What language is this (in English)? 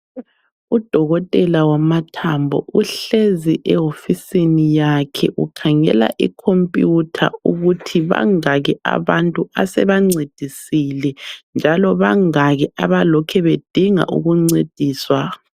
North Ndebele